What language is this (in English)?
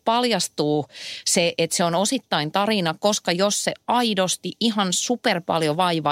Finnish